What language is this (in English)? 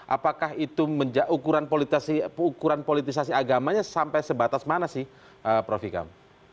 Indonesian